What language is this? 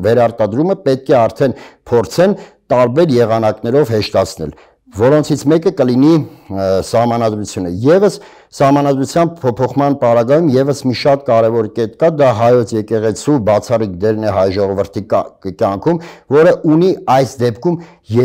Turkish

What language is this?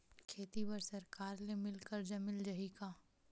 Chhattisgarhi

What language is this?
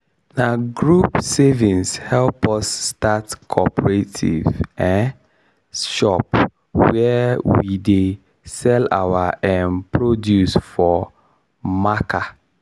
Nigerian Pidgin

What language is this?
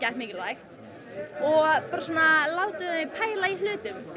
Icelandic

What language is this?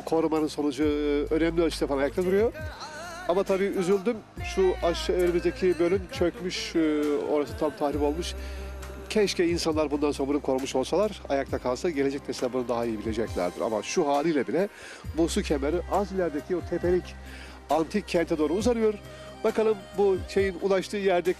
Turkish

